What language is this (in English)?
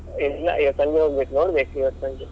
Kannada